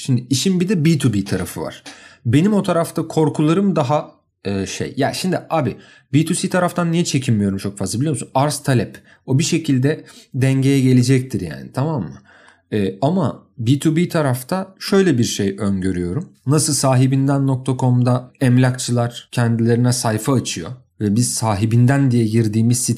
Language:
Turkish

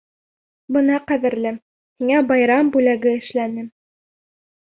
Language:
Bashkir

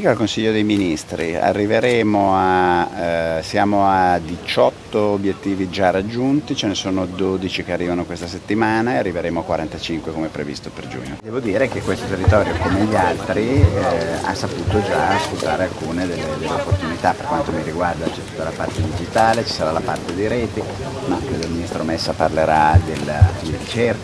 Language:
Italian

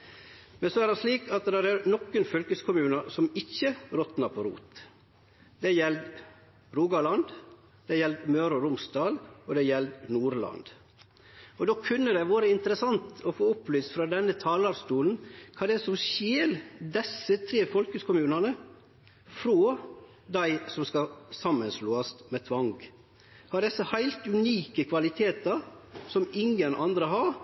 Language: Norwegian Nynorsk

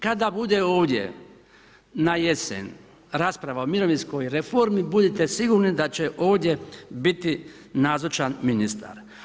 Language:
Croatian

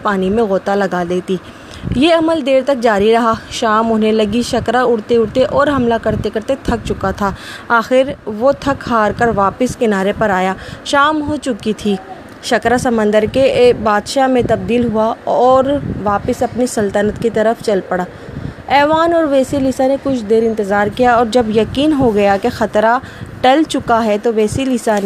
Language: Urdu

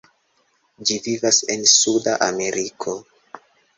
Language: Esperanto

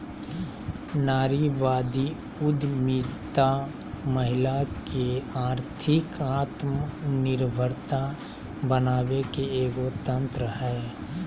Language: Magahi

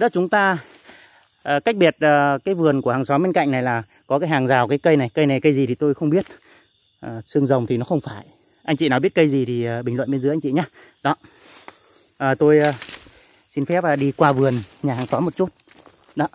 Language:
Vietnamese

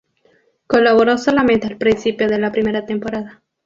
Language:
Spanish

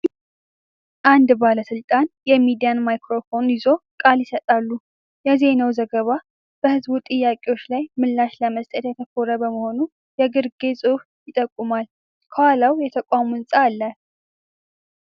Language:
Amharic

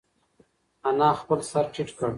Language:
Pashto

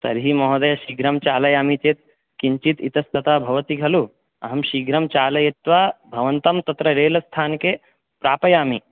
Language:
Sanskrit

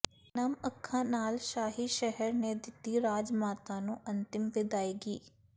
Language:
Punjabi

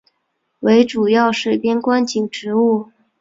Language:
Chinese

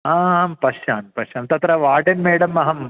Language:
Sanskrit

